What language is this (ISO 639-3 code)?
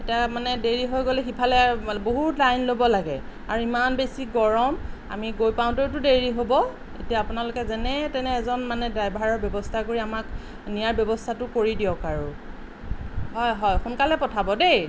asm